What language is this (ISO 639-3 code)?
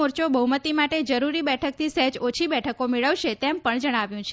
guj